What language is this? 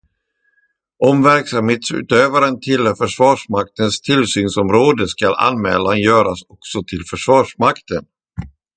Swedish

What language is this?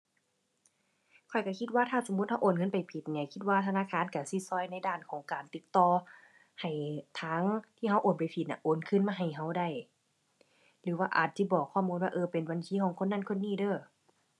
Thai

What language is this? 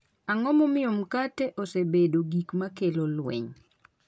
Luo (Kenya and Tanzania)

